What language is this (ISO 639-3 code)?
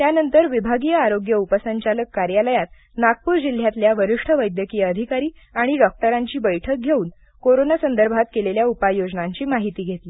mar